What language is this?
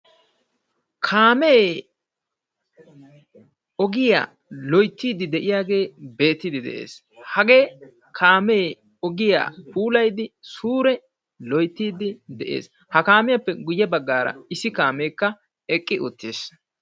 Wolaytta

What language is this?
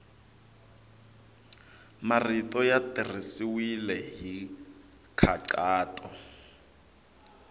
Tsonga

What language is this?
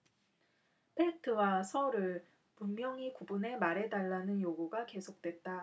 Korean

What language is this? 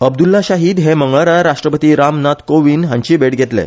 Konkani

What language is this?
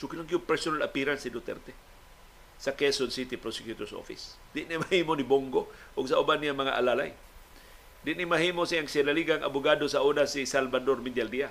Filipino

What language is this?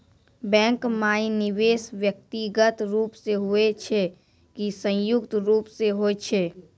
Maithili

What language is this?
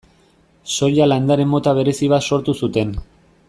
Basque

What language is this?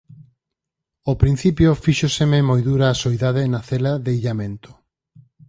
Galician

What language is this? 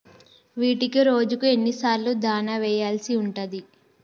Telugu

